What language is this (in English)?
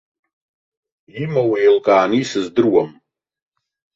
Abkhazian